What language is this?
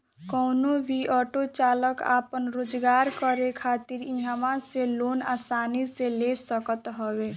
Bhojpuri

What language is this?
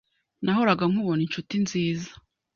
Kinyarwanda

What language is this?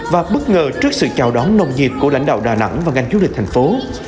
Vietnamese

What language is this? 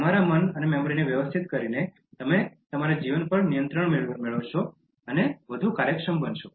Gujarati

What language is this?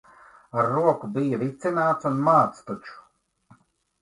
Latvian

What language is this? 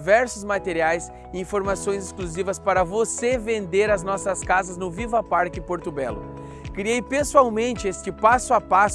Portuguese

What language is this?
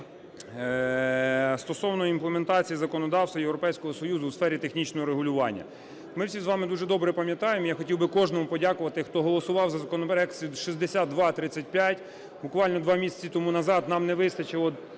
Ukrainian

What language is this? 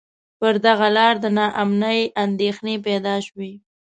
Pashto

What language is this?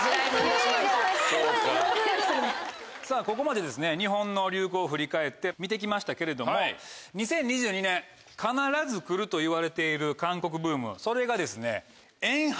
Japanese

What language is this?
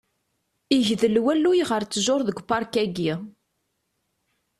Kabyle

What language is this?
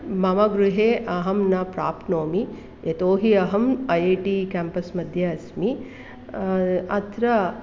Sanskrit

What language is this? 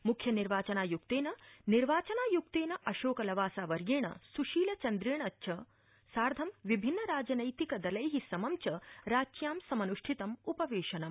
Sanskrit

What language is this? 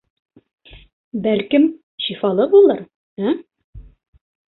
Bashkir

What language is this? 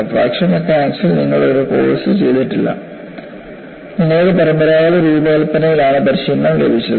Malayalam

